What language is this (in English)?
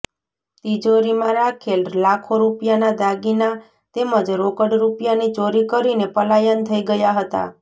Gujarati